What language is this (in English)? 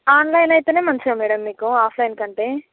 Telugu